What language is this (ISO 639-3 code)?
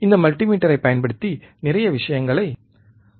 tam